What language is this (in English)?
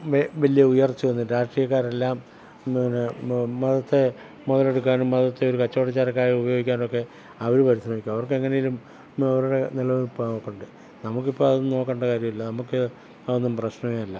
Malayalam